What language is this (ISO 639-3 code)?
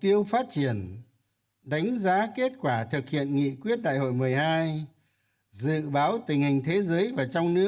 vie